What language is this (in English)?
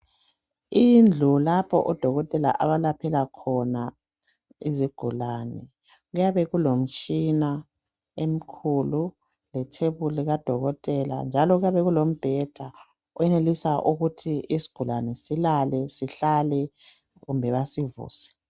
North Ndebele